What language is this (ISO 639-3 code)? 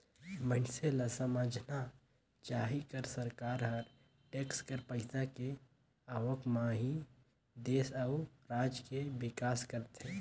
hne